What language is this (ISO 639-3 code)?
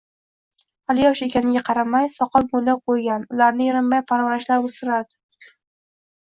uzb